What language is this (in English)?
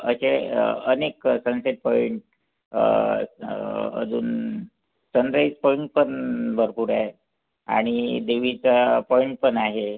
Marathi